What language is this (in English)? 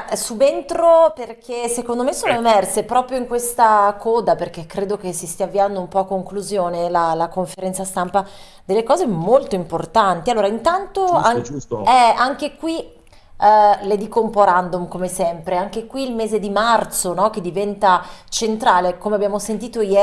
Italian